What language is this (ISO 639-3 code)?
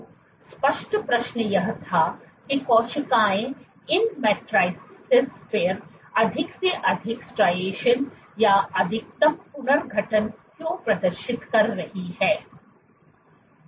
hin